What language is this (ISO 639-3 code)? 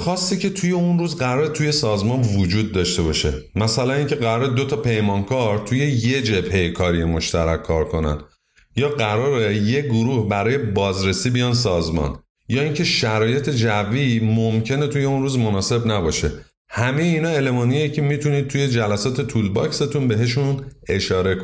fas